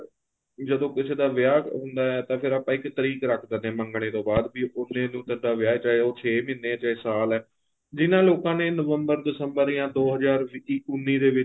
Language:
Punjabi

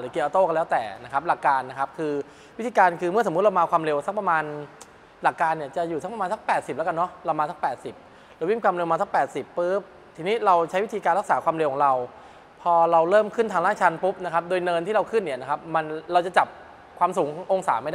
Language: Thai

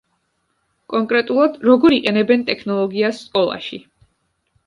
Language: Georgian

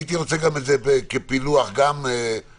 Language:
Hebrew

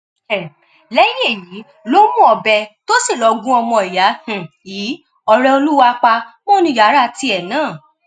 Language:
Yoruba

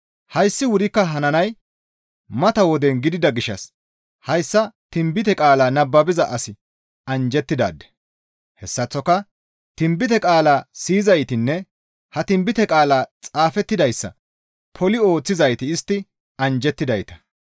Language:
Gamo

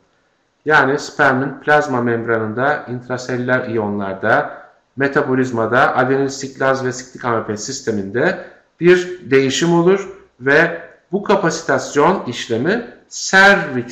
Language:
Turkish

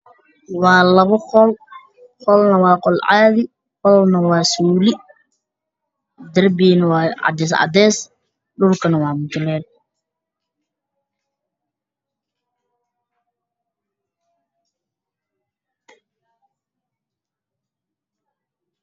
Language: Somali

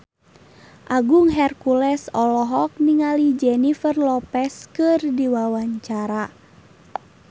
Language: Sundanese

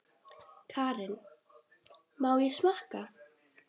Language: Icelandic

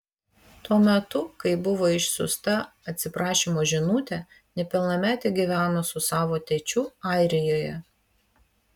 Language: Lithuanian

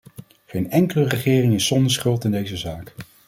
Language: Dutch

